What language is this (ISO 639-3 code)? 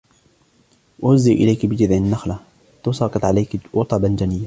ara